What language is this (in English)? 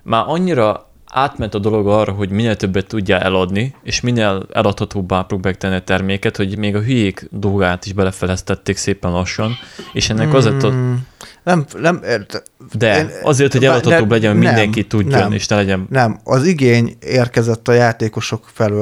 Hungarian